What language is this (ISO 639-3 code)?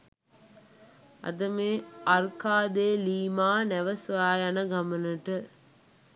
sin